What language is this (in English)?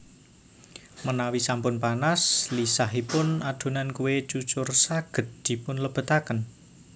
Javanese